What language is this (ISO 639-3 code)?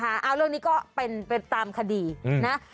tha